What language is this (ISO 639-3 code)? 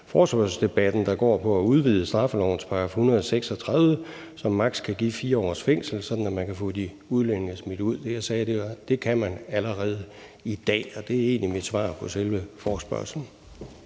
dan